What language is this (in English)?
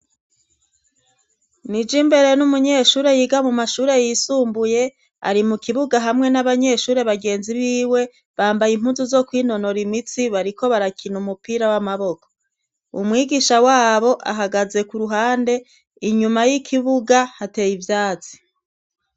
Rundi